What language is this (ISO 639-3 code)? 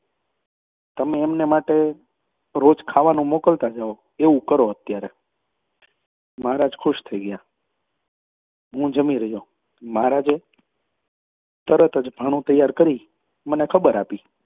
guj